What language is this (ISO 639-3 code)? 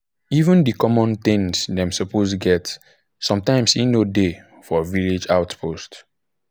pcm